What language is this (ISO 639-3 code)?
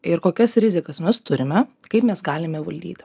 lit